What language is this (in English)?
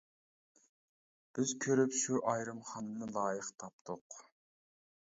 Uyghur